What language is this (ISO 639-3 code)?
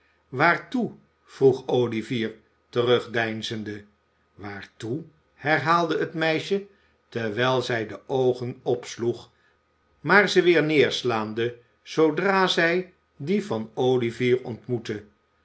nld